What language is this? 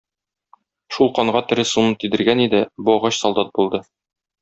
Tatar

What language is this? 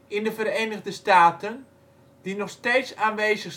Dutch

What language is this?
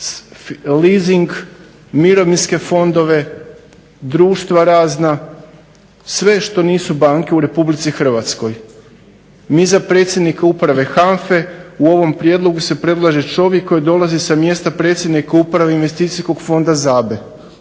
Croatian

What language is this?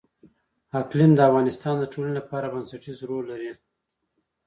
Pashto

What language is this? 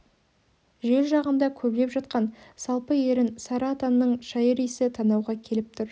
Kazakh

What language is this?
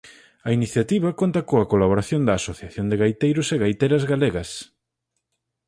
Galician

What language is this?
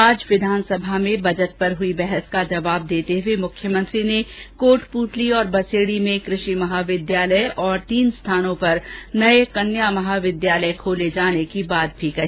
Hindi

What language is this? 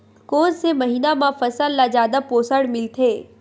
Chhattisgarhi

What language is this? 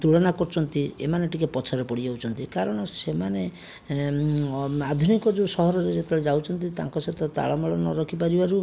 Odia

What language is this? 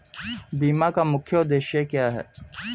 Hindi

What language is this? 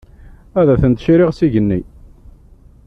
Kabyle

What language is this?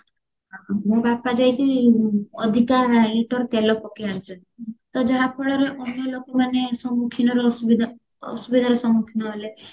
Odia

